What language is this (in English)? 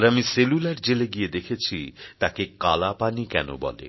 Bangla